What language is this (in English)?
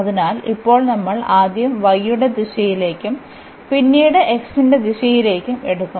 Malayalam